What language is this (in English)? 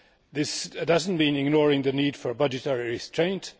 English